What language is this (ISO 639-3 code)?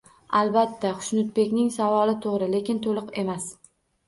uzb